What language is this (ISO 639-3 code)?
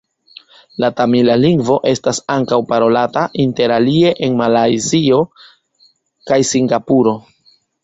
epo